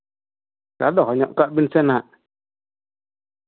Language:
Santali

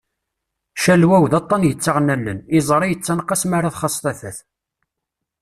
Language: Kabyle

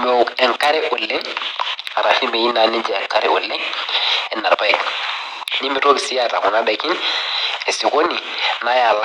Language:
Masai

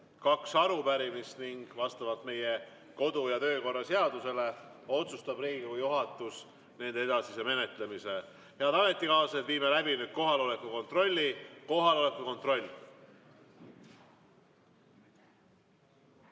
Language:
Estonian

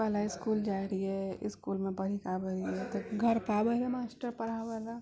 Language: Maithili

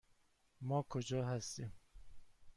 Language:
Persian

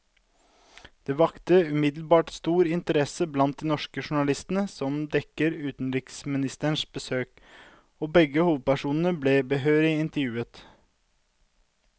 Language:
Norwegian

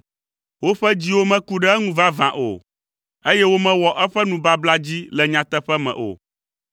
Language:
Ewe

